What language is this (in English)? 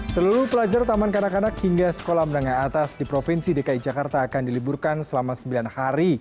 Indonesian